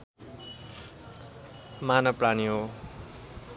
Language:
Nepali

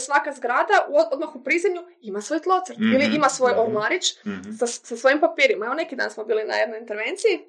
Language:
Croatian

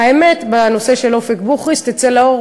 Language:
Hebrew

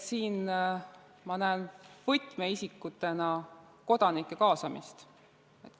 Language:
Estonian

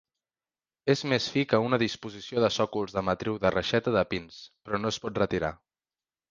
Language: Catalan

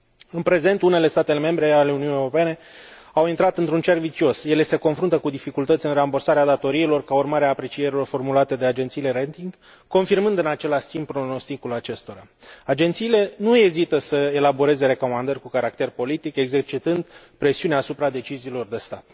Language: Romanian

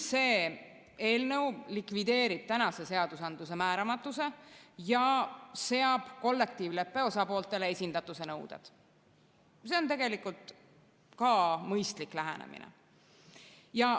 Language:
Estonian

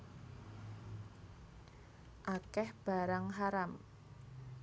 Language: Javanese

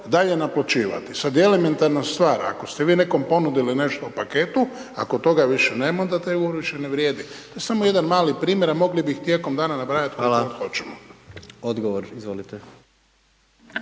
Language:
Croatian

